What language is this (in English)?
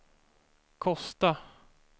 Swedish